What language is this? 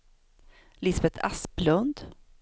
Swedish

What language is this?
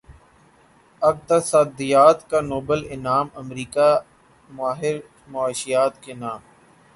Urdu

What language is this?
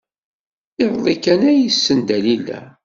Kabyle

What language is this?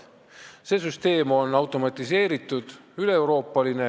Estonian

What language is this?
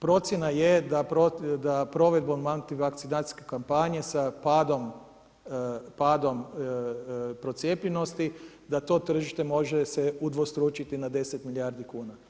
Croatian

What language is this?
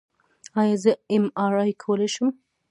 Pashto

